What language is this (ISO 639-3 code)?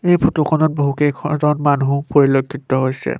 asm